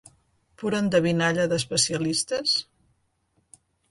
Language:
Catalan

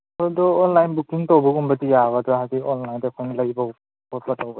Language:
Manipuri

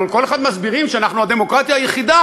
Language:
Hebrew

